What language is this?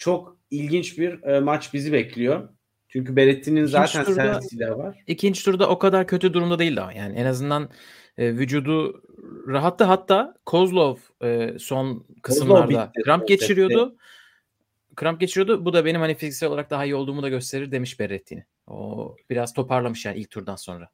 Turkish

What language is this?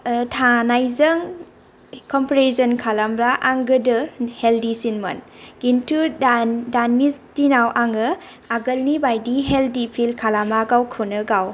Bodo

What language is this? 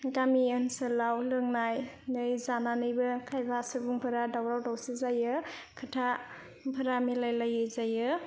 Bodo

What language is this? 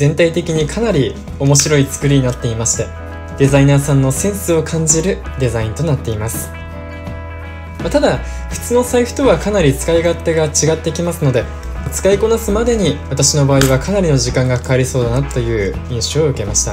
Japanese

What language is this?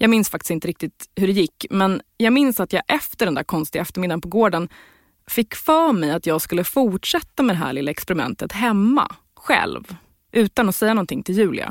Swedish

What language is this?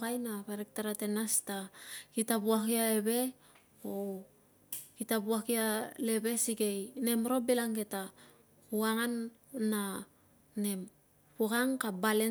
Tungag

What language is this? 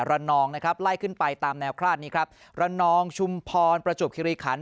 Thai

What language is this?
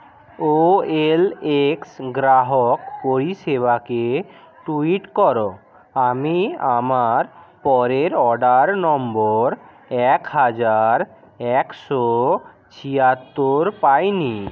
Bangla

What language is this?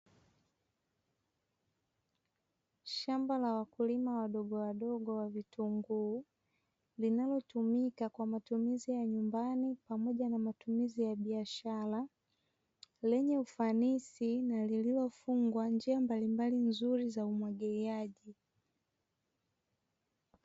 Swahili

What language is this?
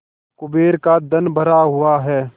Hindi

